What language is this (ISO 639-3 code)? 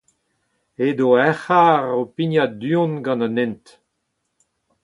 bre